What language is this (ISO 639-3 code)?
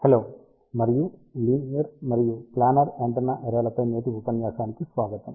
tel